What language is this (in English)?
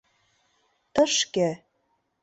Mari